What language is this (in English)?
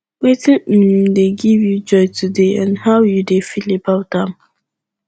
Nigerian Pidgin